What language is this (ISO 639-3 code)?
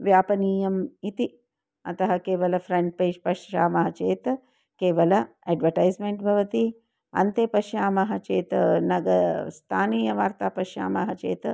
san